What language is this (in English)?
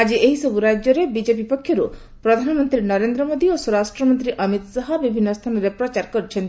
Odia